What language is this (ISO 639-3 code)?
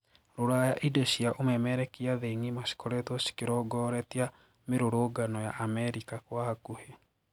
kik